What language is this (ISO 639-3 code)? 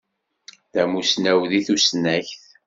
kab